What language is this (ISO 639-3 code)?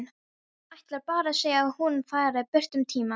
isl